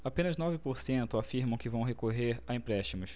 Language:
Portuguese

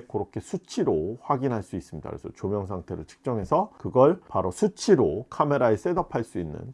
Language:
Korean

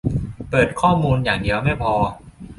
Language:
Thai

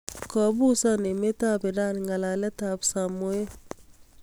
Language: Kalenjin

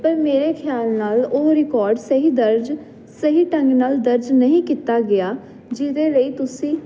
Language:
Punjabi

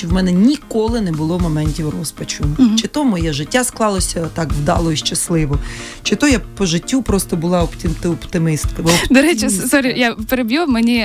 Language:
Ukrainian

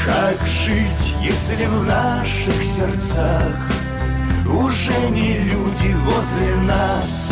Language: Russian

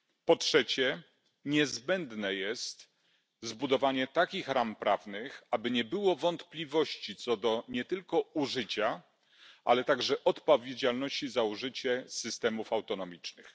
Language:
Polish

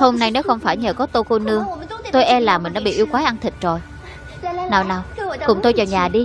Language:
Vietnamese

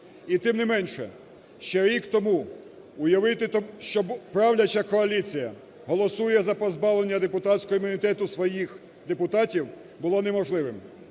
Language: Ukrainian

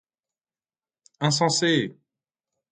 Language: French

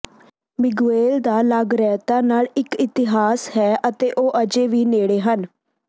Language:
Punjabi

